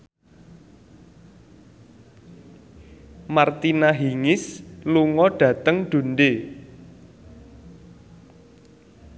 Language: Javanese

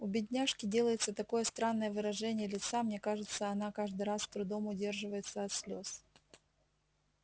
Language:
Russian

